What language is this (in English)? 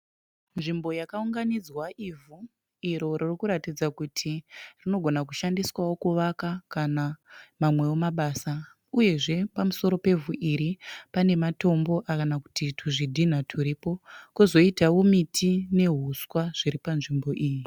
Shona